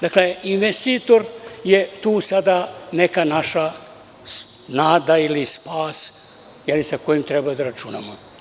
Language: Serbian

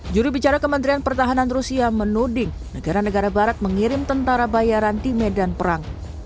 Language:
Indonesian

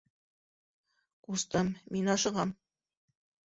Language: Bashkir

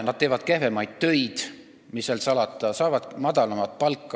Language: Estonian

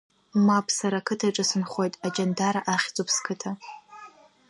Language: Abkhazian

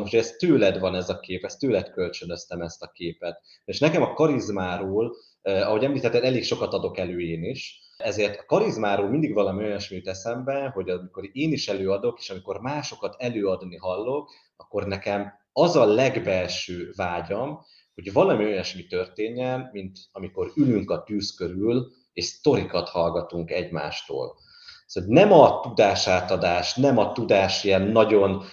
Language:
Hungarian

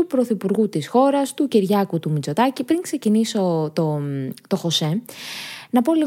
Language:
Greek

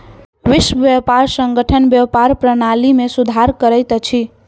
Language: Maithili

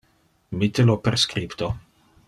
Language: Interlingua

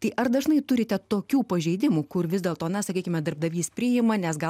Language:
Lithuanian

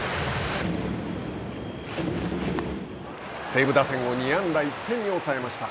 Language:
Japanese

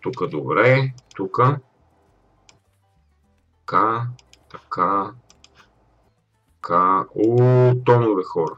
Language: Bulgarian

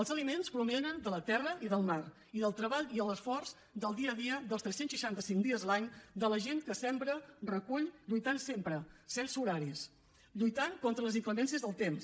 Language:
Catalan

